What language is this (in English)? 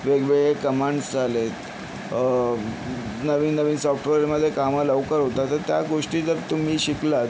Marathi